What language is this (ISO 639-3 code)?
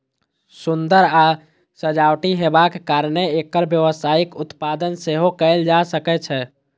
mai